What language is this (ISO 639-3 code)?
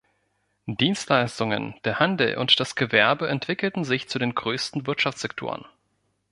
deu